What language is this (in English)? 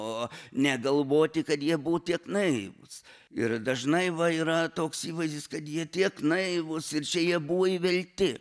Lithuanian